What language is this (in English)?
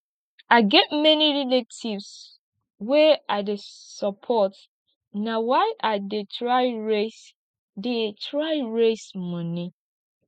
Nigerian Pidgin